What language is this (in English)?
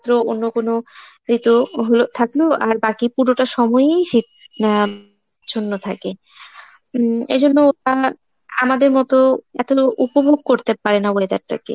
Bangla